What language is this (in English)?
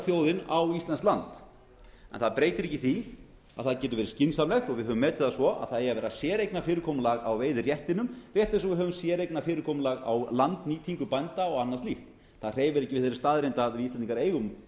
Icelandic